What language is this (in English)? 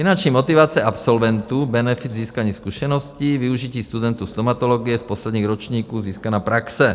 Czech